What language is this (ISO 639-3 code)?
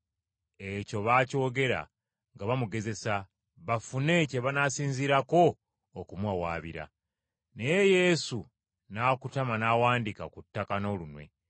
lug